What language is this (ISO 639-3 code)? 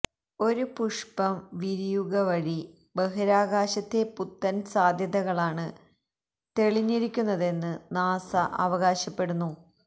mal